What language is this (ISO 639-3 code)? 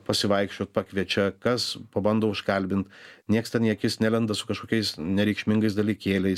lit